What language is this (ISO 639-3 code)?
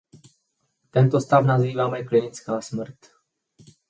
ces